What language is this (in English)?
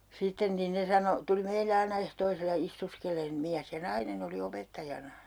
Finnish